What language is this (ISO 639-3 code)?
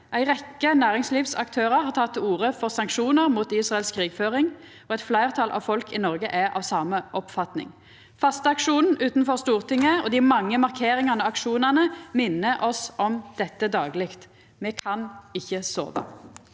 nor